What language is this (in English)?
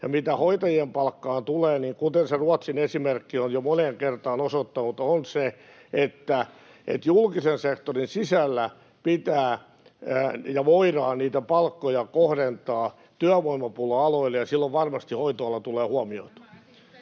Finnish